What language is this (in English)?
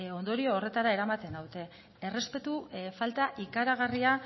Basque